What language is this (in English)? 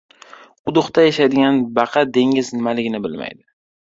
Uzbek